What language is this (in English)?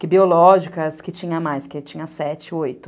Portuguese